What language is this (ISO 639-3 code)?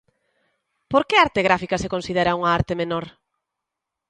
glg